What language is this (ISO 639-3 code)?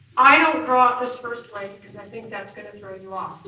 eng